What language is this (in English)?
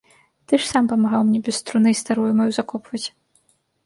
Belarusian